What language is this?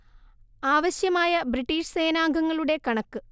Malayalam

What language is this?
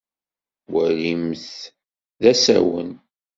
Kabyle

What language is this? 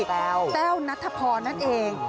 Thai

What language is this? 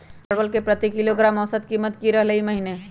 Magahi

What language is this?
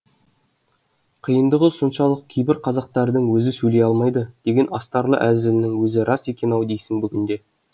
Kazakh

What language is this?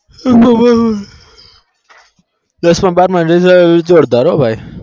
Gujarati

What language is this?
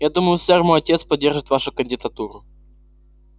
Russian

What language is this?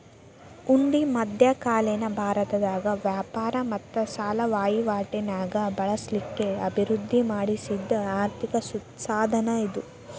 Kannada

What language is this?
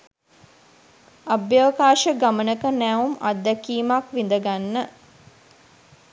Sinhala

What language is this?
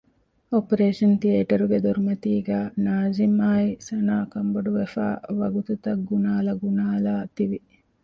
Divehi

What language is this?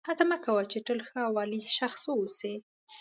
Pashto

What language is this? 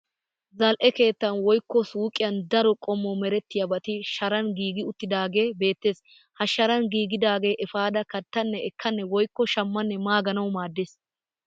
Wolaytta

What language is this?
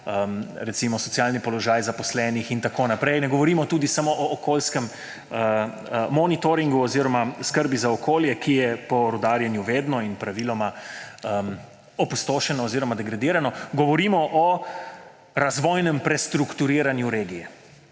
Slovenian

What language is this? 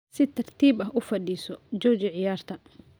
Somali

